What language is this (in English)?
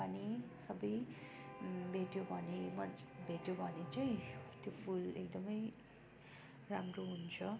Nepali